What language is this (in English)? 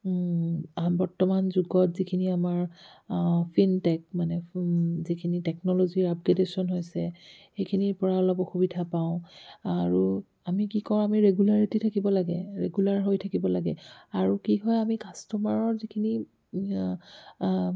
Assamese